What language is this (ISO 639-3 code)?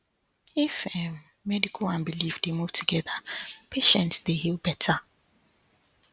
pcm